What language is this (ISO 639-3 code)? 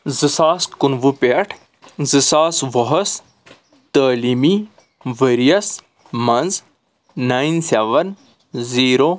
kas